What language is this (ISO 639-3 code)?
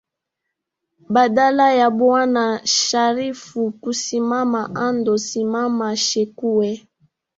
swa